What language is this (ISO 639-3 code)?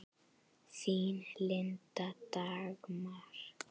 isl